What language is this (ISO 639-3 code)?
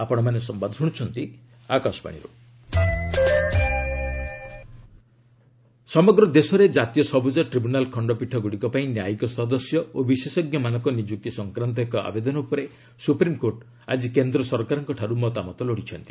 ori